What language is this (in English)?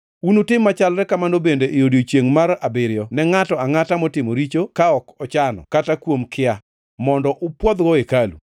Luo (Kenya and Tanzania)